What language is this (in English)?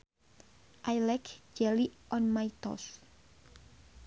Sundanese